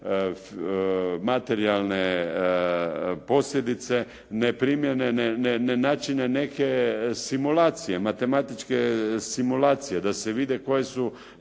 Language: Croatian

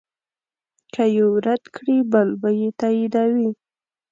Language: Pashto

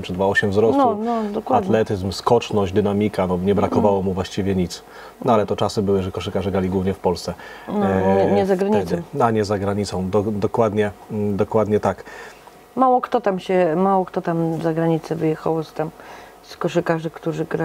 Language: Polish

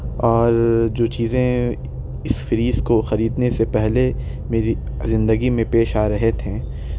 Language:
Urdu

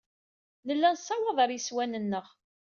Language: Kabyle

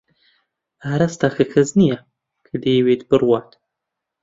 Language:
Central Kurdish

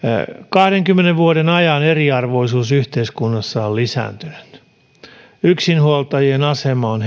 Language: Finnish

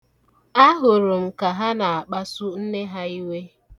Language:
Igbo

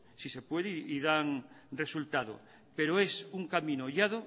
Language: Spanish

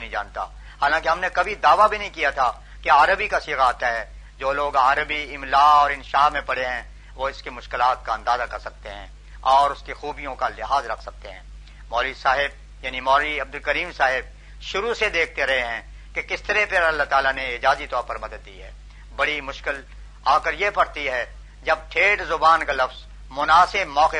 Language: Urdu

